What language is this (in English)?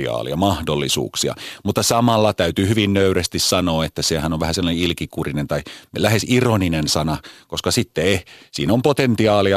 Finnish